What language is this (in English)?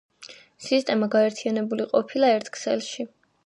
Georgian